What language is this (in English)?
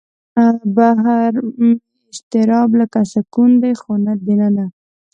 Pashto